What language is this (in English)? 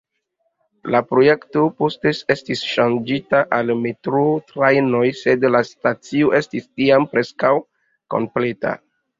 Esperanto